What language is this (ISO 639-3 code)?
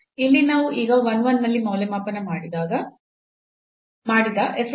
kan